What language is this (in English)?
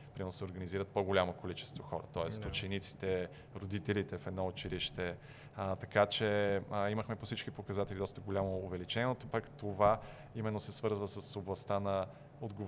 Bulgarian